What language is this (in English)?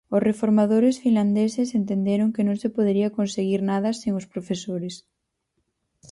Galician